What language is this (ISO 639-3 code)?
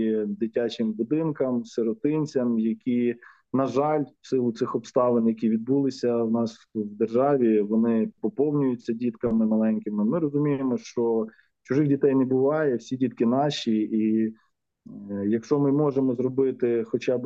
ukr